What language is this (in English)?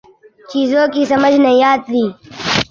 Urdu